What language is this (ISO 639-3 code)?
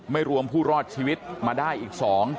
tha